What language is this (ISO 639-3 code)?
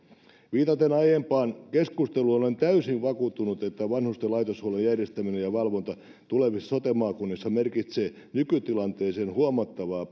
fin